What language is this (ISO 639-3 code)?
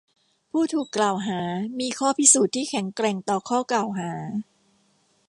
tha